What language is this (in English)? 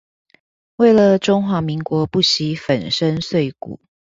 Chinese